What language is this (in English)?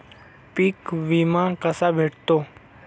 Marathi